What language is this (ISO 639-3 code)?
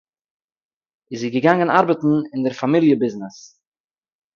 yid